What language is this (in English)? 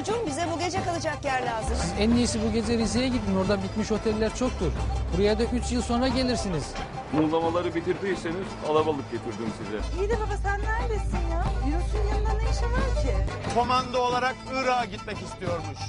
Turkish